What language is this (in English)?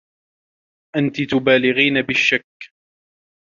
Arabic